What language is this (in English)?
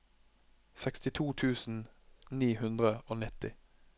Norwegian